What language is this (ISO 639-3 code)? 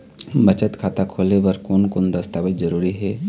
hne